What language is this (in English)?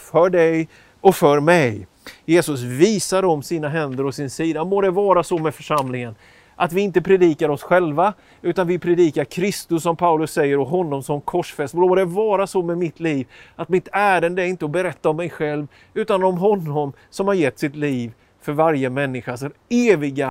Swedish